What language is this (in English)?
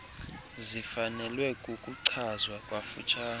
Xhosa